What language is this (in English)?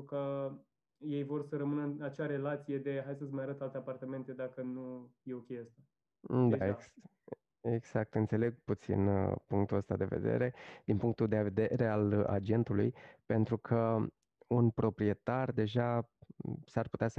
Romanian